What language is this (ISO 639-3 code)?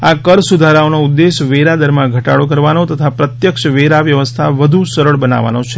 guj